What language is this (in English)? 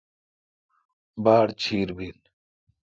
Kalkoti